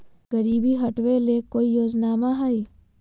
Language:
Magahi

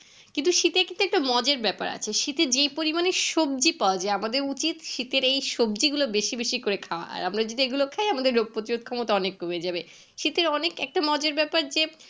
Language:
Bangla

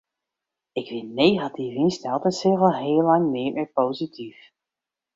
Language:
Western Frisian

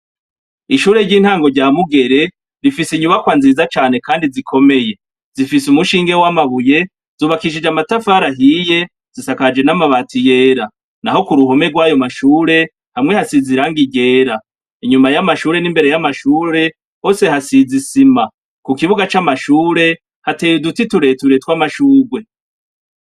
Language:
Rundi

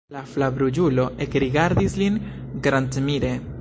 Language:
Esperanto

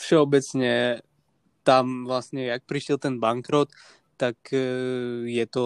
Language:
Slovak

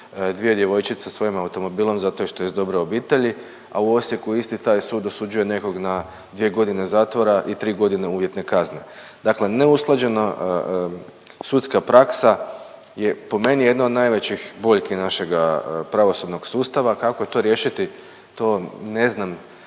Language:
Croatian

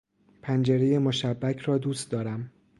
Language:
Persian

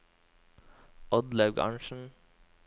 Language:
Norwegian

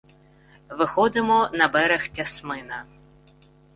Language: Ukrainian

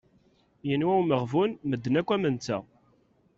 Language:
Kabyle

